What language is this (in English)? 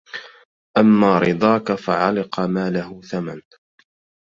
Arabic